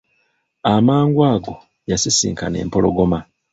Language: Ganda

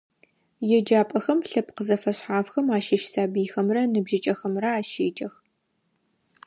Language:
Adyghe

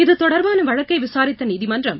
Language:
Tamil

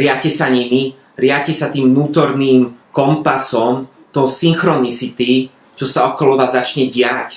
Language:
Slovak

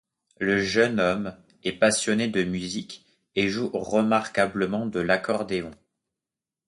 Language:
French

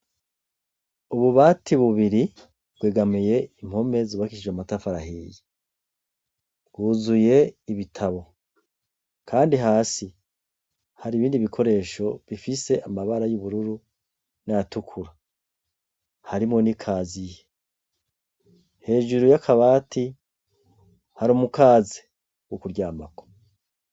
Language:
Rundi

